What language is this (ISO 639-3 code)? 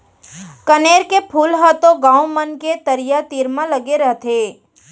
hne